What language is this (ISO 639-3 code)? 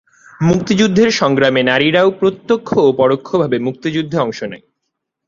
ben